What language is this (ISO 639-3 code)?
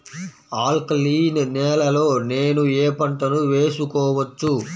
tel